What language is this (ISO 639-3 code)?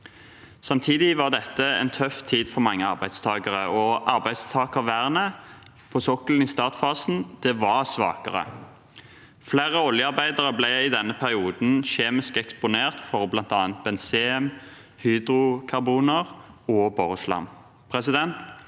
nor